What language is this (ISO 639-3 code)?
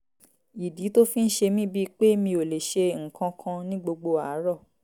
yor